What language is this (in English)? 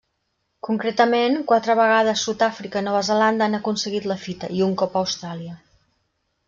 Catalan